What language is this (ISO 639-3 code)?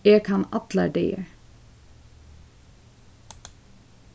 fao